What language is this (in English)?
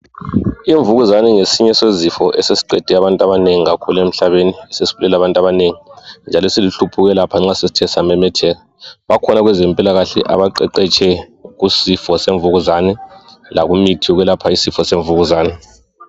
North Ndebele